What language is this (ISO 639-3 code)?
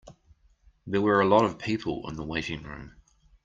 eng